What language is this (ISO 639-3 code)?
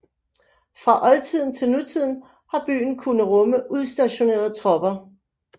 dan